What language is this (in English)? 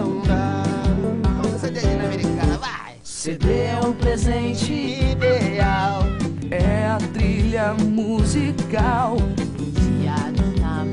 Portuguese